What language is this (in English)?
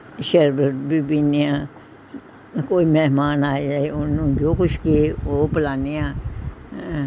Punjabi